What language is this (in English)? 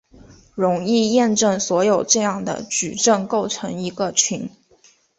Chinese